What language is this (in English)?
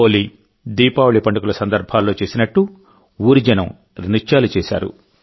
Telugu